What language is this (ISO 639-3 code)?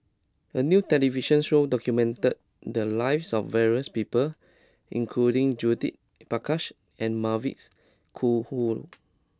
eng